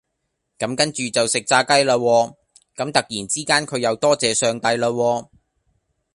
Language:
Cantonese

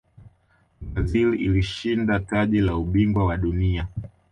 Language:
Swahili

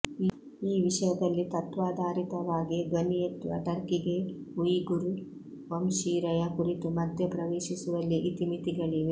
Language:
Kannada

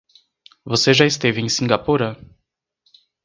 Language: Portuguese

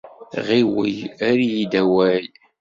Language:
Kabyle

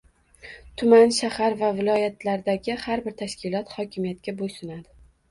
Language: Uzbek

